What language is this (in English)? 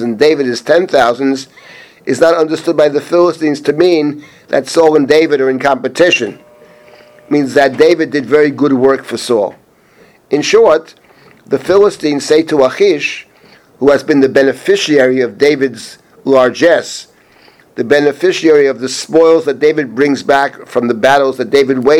English